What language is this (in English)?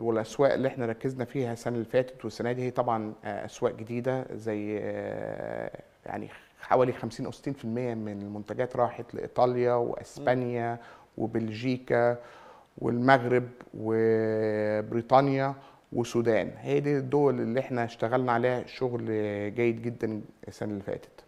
Arabic